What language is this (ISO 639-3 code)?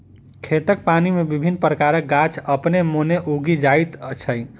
mai